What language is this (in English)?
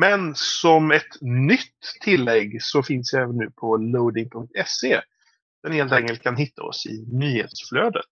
Swedish